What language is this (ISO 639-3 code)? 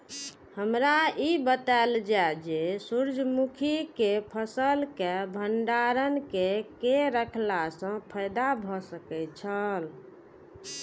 mai